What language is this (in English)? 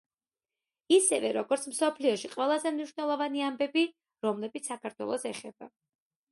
Georgian